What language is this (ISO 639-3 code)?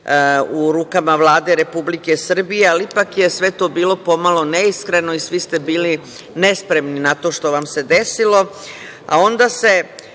srp